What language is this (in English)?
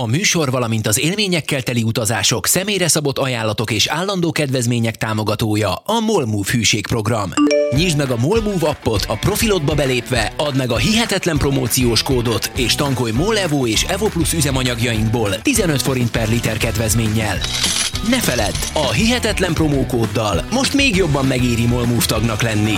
Hungarian